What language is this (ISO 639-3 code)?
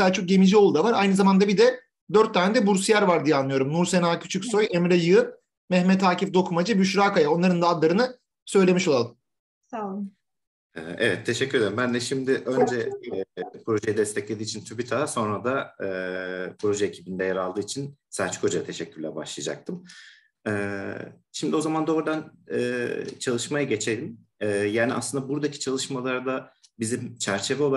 tur